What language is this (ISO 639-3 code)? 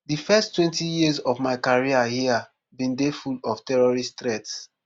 pcm